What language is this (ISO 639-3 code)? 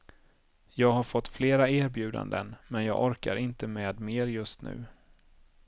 swe